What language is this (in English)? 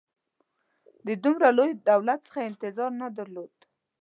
Pashto